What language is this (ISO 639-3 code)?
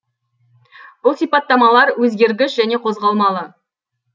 kaz